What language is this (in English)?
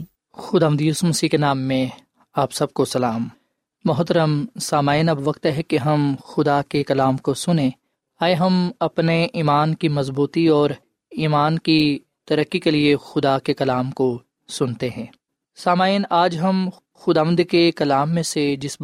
Urdu